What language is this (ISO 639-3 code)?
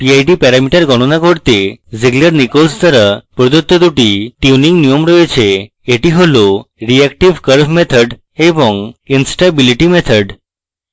ben